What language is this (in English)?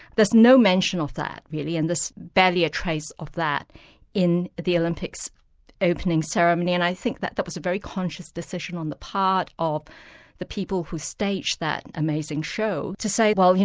English